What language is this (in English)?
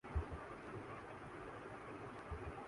Urdu